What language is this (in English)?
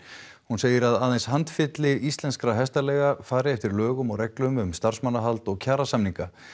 Icelandic